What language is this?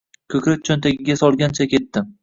Uzbek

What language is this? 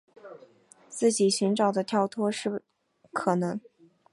Chinese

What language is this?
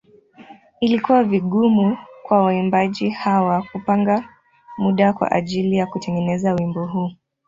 Swahili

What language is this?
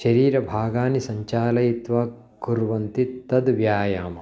Sanskrit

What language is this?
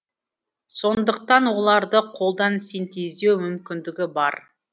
Kazakh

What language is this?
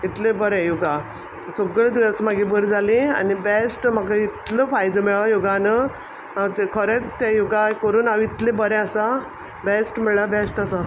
Konkani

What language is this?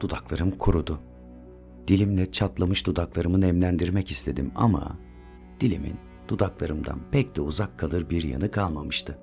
Turkish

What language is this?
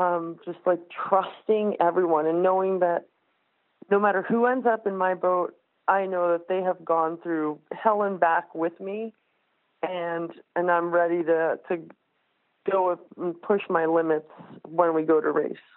English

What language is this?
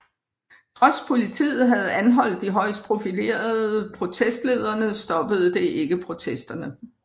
Danish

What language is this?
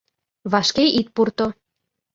Mari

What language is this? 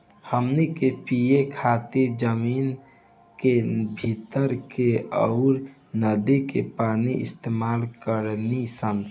Bhojpuri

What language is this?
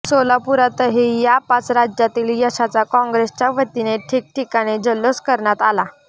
Marathi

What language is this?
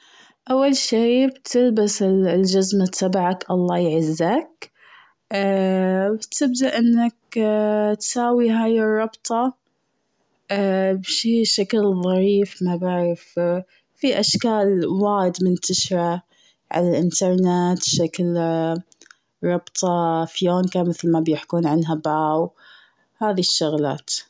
Gulf Arabic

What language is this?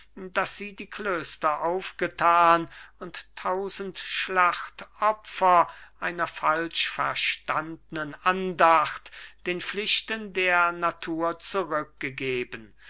German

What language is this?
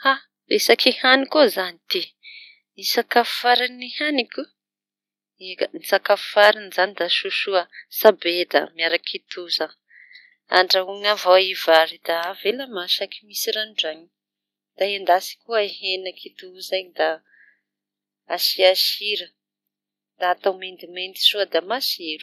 Tanosy Malagasy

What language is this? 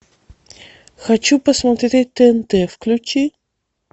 Russian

